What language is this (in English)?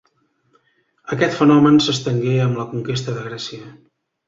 Catalan